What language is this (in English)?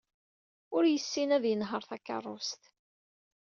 Kabyle